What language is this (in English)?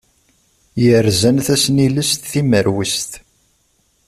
Kabyle